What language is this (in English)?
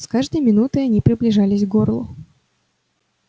Russian